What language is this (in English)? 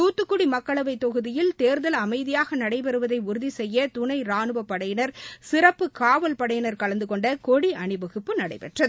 Tamil